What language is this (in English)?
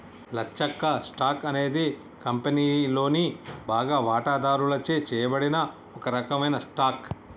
Telugu